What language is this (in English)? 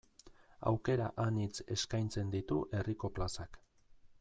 Basque